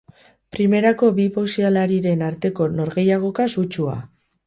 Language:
Basque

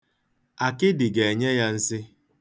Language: Igbo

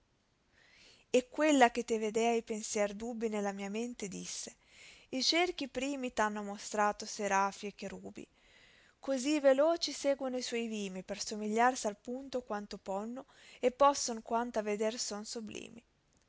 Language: Italian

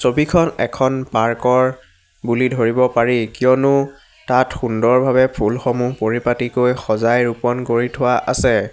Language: Assamese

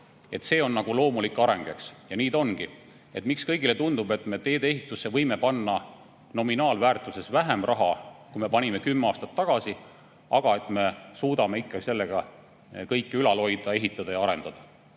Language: Estonian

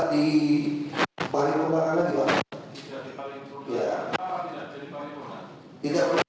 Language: Indonesian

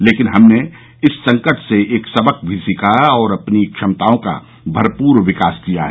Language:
Hindi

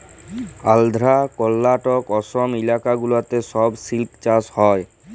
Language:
Bangla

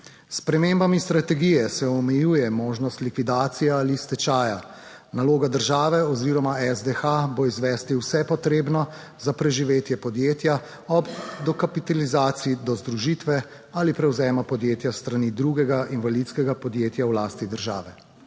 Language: Slovenian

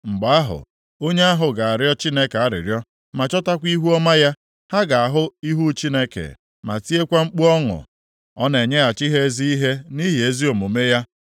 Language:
Igbo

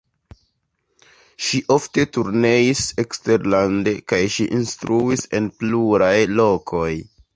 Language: Esperanto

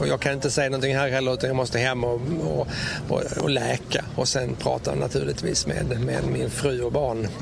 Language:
Swedish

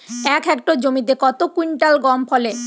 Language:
Bangla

